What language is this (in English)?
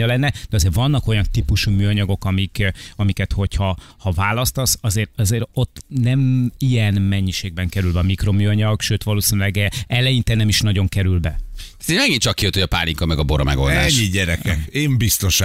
Hungarian